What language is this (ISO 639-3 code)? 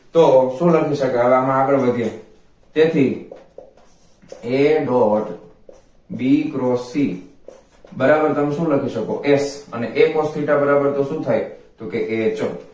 guj